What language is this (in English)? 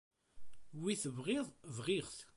Kabyle